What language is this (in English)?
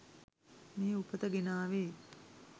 Sinhala